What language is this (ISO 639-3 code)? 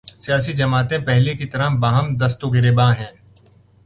urd